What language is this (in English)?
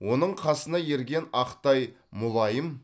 Kazakh